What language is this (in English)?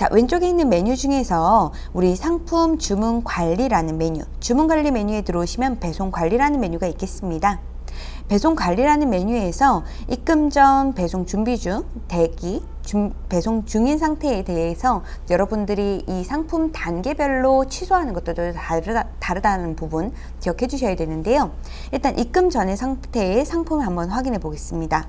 Korean